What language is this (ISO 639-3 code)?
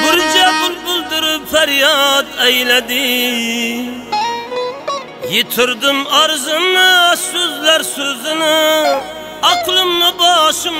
tur